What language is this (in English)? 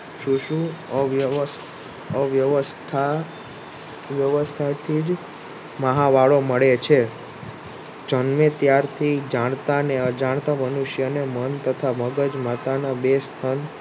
Gujarati